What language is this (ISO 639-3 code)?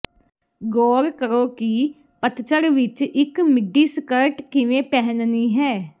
pan